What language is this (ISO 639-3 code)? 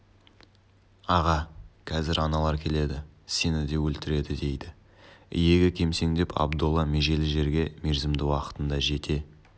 kaz